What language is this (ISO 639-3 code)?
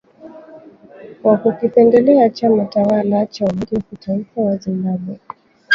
swa